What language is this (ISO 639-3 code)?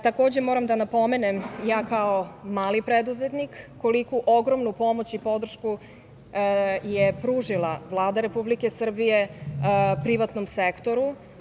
srp